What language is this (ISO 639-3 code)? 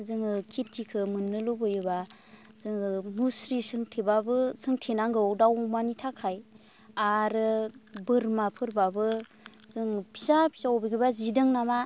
brx